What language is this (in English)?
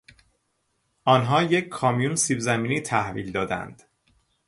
Persian